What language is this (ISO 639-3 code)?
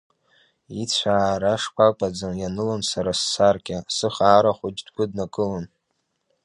abk